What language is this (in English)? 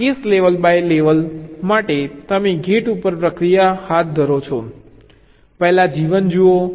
Gujarati